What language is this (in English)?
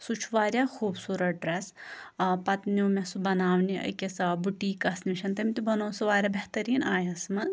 Kashmiri